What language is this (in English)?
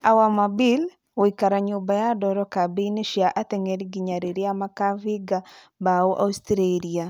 Kikuyu